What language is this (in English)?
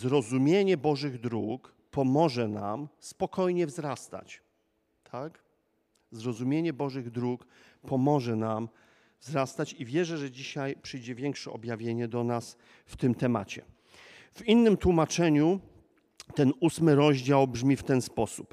Polish